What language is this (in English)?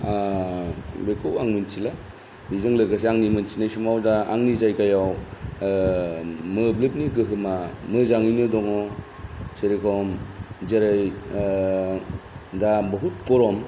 Bodo